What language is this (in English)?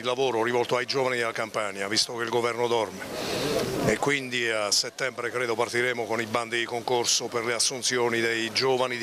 Italian